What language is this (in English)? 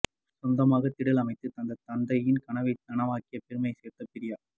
Tamil